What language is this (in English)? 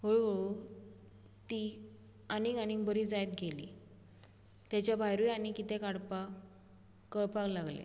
Konkani